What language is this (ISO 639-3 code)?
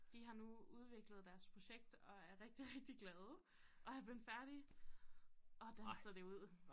dan